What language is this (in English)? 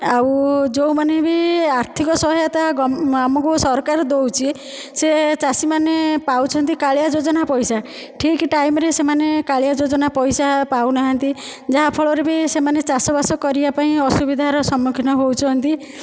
Odia